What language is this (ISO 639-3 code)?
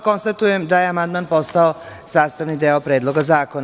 srp